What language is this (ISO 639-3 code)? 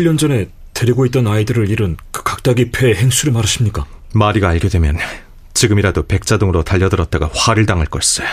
kor